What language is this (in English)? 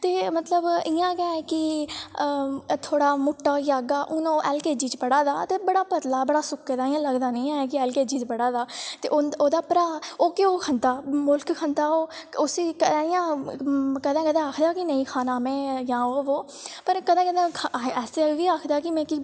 Dogri